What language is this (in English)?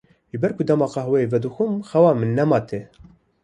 Kurdish